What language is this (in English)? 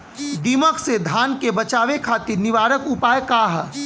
Bhojpuri